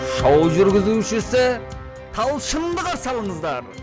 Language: Kazakh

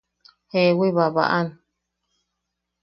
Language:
Yaqui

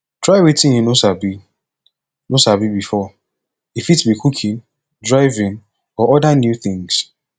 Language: Nigerian Pidgin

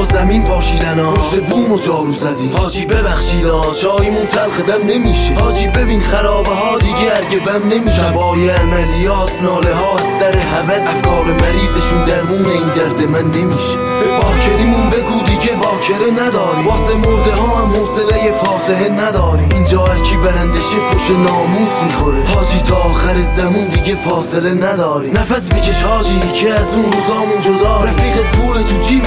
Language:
Persian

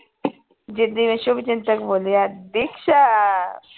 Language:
Punjabi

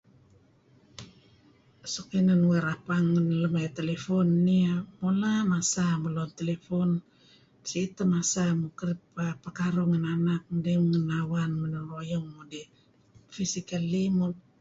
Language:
Kelabit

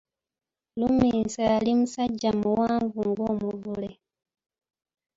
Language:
Ganda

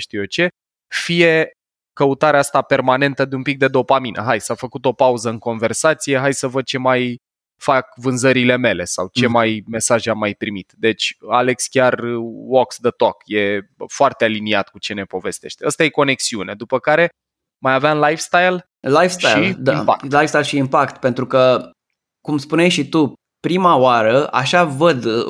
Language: Romanian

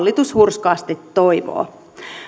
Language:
Finnish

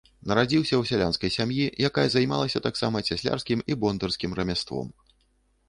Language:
Belarusian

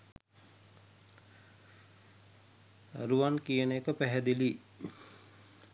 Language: Sinhala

